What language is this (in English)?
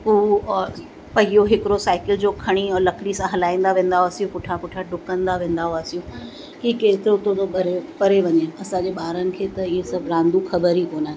Sindhi